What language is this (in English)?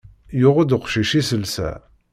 Kabyle